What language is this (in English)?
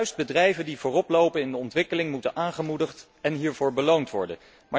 Dutch